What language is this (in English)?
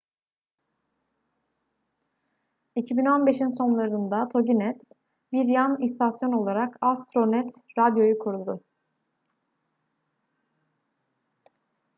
Turkish